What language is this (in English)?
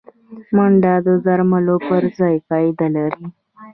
Pashto